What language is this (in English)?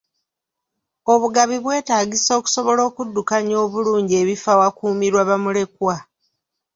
Ganda